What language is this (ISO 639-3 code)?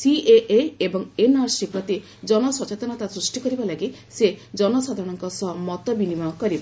ori